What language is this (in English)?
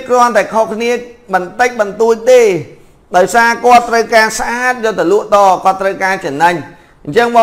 Vietnamese